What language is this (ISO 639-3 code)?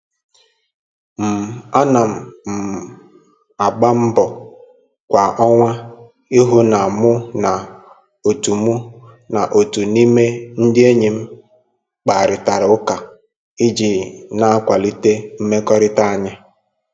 ibo